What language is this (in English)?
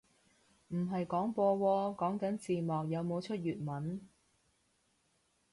Cantonese